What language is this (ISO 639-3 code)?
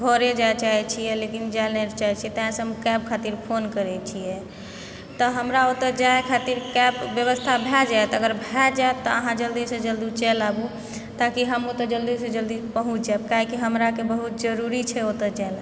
mai